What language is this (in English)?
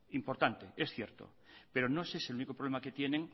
Spanish